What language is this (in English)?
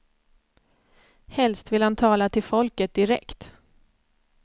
Swedish